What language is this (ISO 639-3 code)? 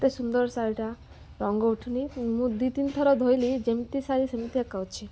ori